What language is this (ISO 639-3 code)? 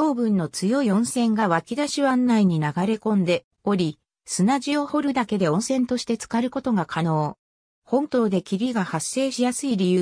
jpn